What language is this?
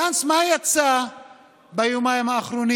Hebrew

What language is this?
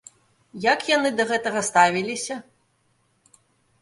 Belarusian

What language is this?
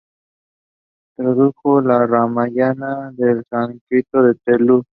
Spanish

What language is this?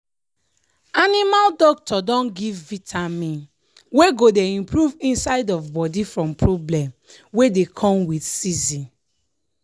Nigerian Pidgin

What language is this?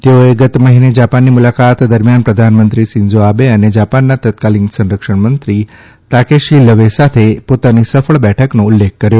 Gujarati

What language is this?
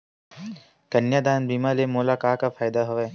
Chhattisgarhi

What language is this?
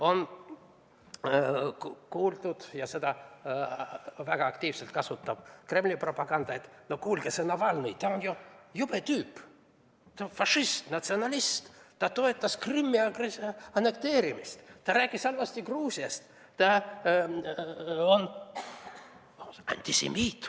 Estonian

